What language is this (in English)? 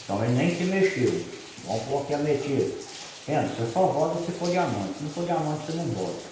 Portuguese